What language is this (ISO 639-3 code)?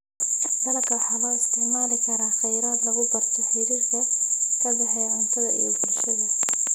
som